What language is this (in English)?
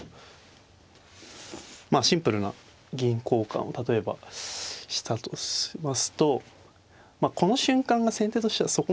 Japanese